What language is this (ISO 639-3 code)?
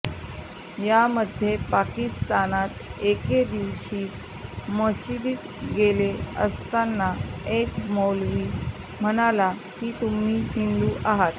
mar